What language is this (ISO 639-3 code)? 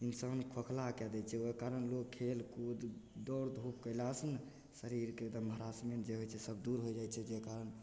mai